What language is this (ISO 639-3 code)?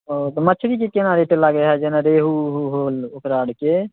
mai